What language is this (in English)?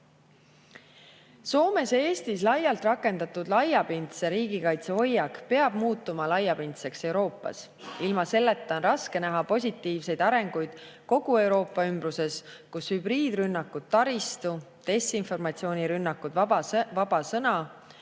Estonian